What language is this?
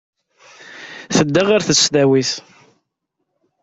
Kabyle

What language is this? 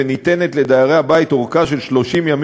Hebrew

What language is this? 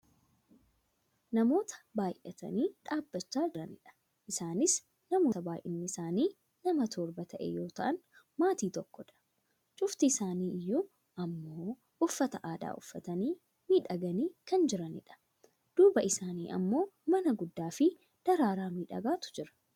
Oromo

